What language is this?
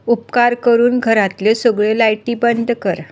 Konkani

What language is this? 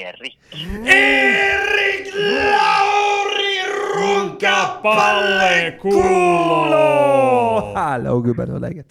Swedish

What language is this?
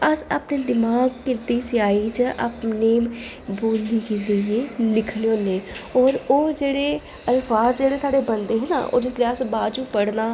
Dogri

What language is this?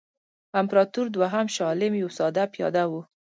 Pashto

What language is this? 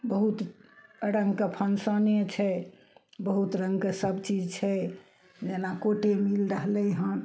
Maithili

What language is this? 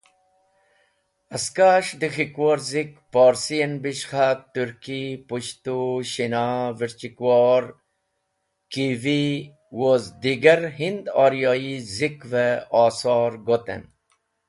Wakhi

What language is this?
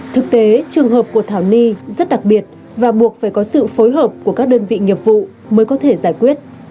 Vietnamese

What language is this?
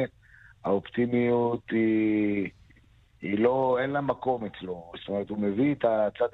Hebrew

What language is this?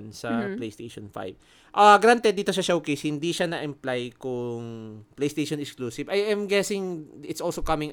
Filipino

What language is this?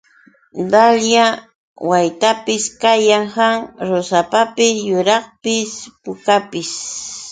Yauyos Quechua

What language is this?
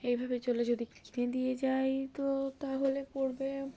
Bangla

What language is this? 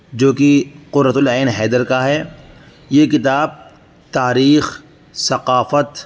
Urdu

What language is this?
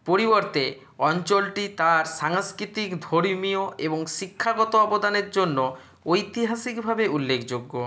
Bangla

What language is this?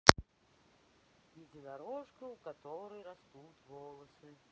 Russian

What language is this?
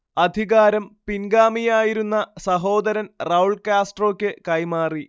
Malayalam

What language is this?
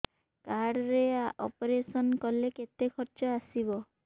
Odia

